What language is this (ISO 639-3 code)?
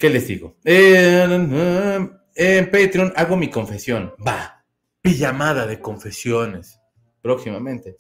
spa